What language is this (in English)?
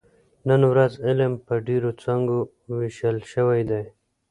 Pashto